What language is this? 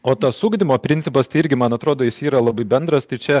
Lithuanian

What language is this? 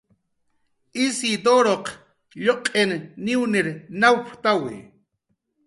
Jaqaru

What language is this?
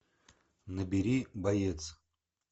Russian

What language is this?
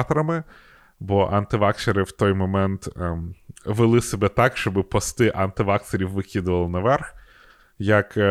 Ukrainian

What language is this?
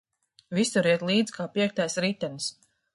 Latvian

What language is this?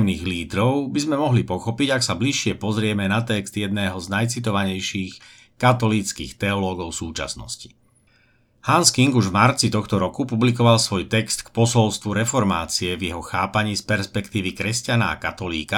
Slovak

